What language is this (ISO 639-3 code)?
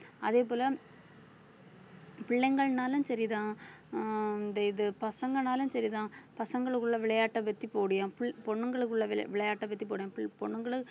tam